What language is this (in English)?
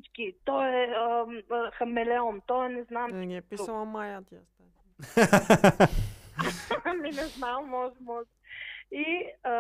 Bulgarian